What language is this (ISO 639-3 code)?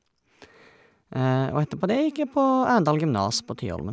nor